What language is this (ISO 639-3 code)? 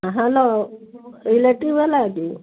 ori